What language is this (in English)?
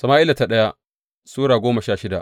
Hausa